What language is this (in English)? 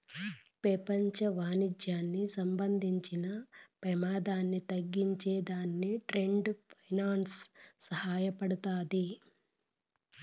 Telugu